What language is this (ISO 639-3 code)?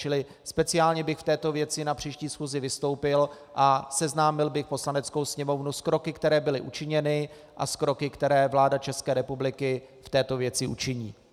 ces